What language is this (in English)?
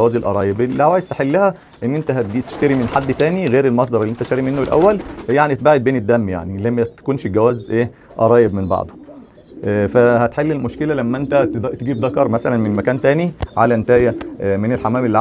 Arabic